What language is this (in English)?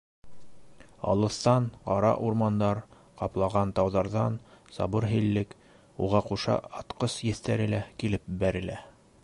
Bashkir